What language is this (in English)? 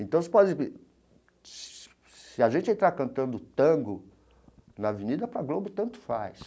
Portuguese